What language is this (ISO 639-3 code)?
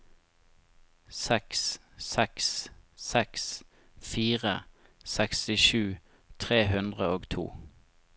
nor